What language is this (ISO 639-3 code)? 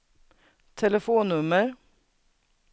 swe